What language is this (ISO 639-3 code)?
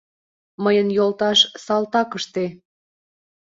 chm